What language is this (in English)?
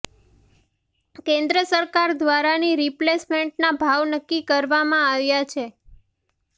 Gujarati